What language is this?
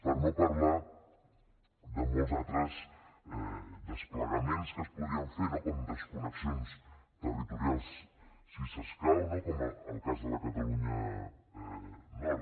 Catalan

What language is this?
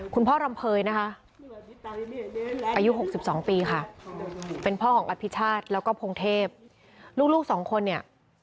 Thai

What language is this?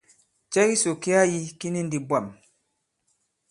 Bankon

